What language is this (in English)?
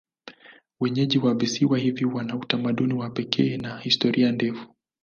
Swahili